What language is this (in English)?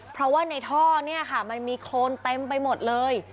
Thai